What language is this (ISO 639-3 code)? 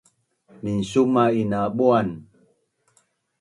bnn